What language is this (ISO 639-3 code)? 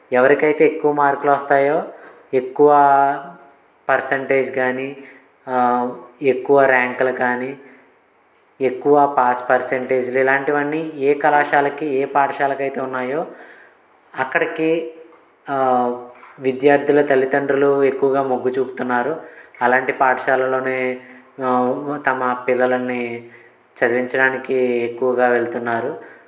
tel